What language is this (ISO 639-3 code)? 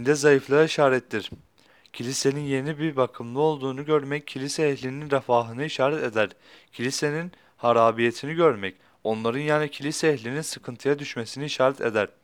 tur